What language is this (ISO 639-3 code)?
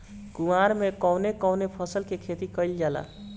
bho